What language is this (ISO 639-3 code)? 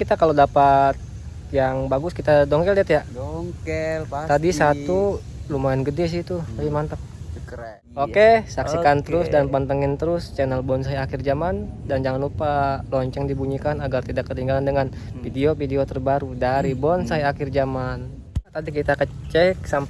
ind